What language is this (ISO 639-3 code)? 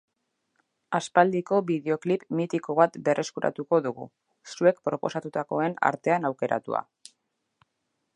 eus